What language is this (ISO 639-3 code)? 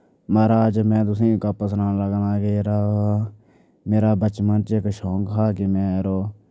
doi